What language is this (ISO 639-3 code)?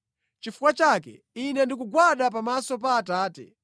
nya